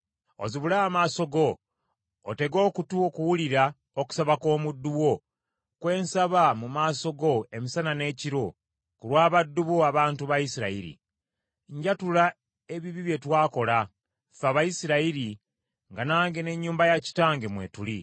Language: Ganda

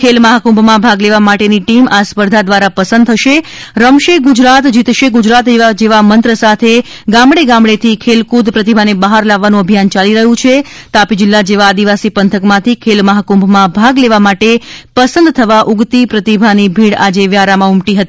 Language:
Gujarati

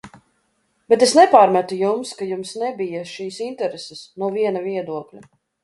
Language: Latvian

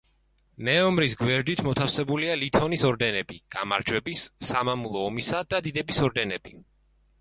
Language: Georgian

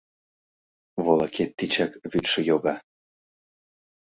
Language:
Mari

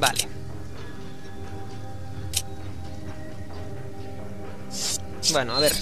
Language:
Spanish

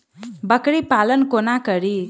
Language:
Maithili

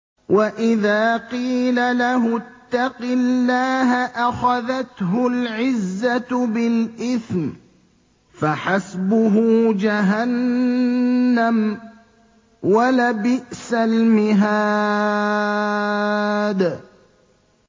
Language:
Arabic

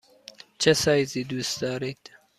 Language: Persian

